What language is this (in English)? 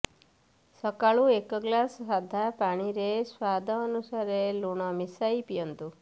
Odia